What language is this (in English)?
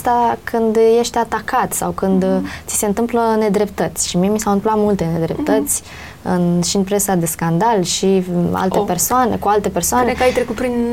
Romanian